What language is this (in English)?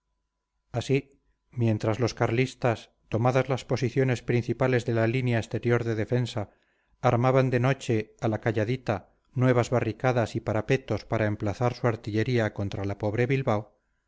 Spanish